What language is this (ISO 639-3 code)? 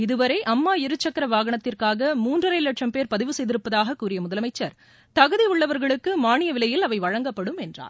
tam